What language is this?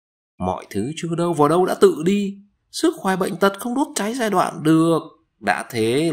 Vietnamese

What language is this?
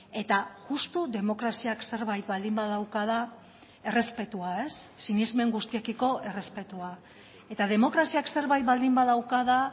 Basque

